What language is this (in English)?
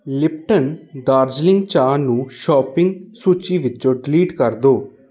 Punjabi